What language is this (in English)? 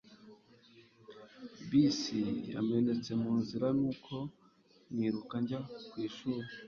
Kinyarwanda